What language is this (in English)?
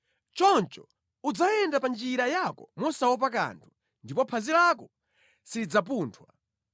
Nyanja